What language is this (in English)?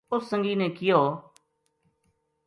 Gujari